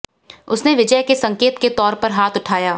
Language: Hindi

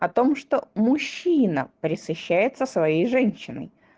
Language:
Russian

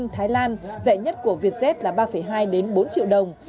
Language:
Vietnamese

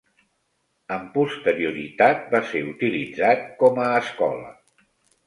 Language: Catalan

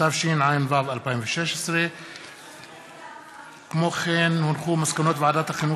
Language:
Hebrew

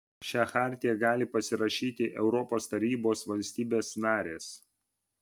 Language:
Lithuanian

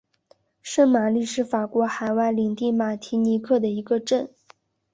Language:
Chinese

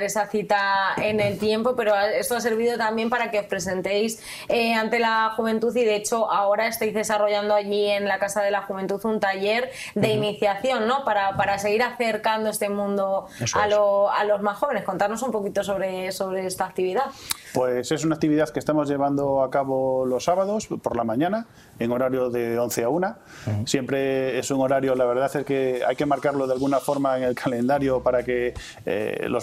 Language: Spanish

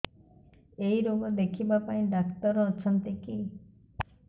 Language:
Odia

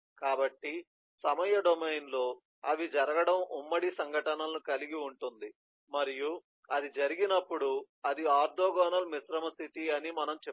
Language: Telugu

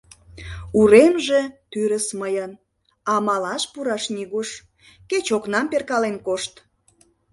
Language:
Mari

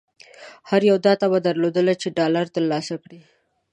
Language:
Pashto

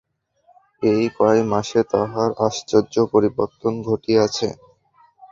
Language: Bangla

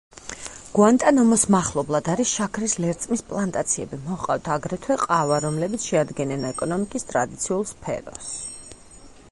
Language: Georgian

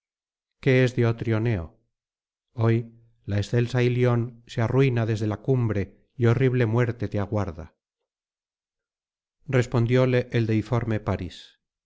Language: Spanish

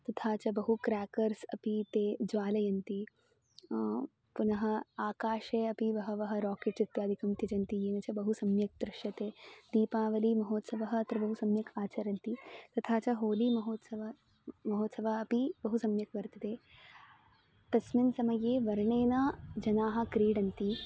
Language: Sanskrit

